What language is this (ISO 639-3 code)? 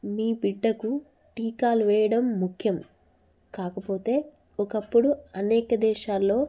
tel